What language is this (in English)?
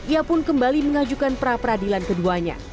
Indonesian